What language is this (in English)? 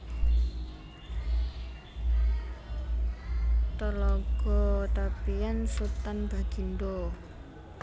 Javanese